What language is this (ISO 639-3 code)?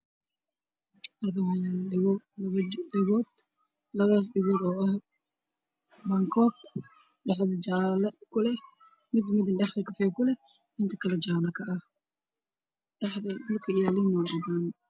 som